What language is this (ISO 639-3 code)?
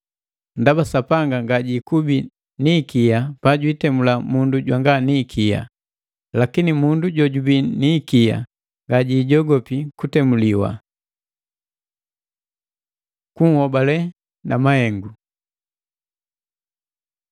mgv